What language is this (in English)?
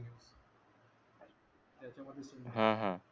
Marathi